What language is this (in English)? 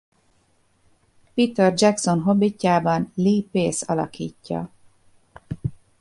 Hungarian